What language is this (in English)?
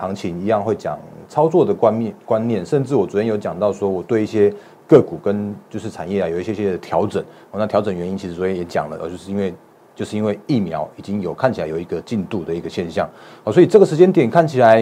Chinese